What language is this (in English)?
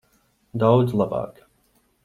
Latvian